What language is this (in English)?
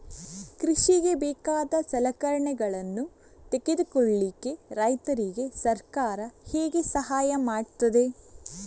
Kannada